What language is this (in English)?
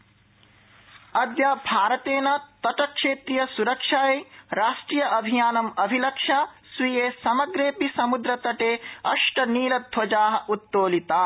Sanskrit